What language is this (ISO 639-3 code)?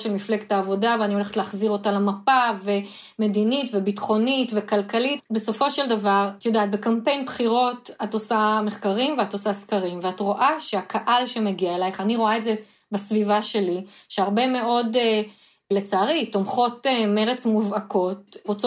heb